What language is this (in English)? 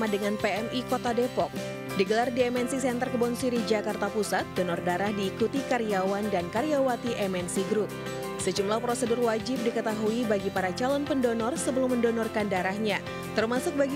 Indonesian